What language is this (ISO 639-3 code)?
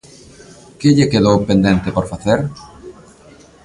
glg